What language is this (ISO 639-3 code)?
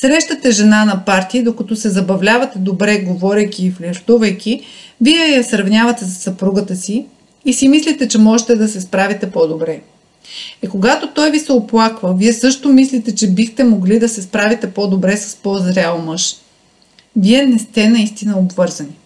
bul